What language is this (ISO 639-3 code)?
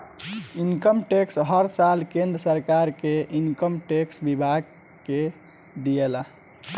bho